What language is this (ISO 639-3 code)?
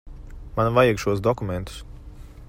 lav